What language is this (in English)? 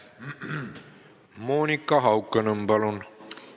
Estonian